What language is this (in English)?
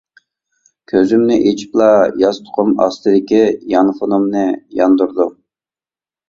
Uyghur